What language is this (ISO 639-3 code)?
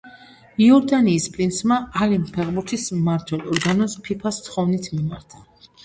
kat